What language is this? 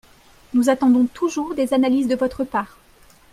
French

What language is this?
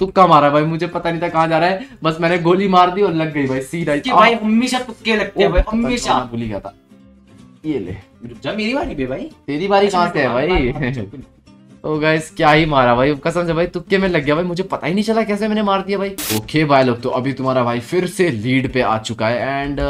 Hindi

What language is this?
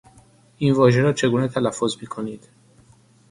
Persian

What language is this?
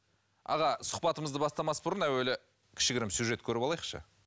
Kazakh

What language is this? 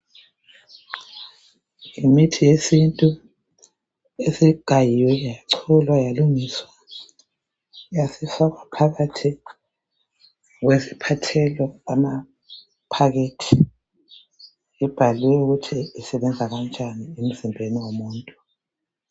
North Ndebele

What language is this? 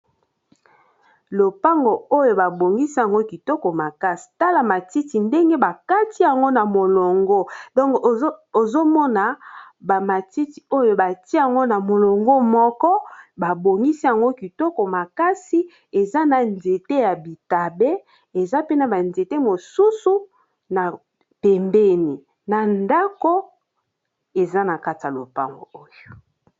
Lingala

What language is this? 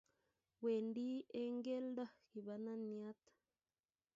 Kalenjin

